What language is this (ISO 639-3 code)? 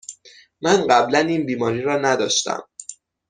fas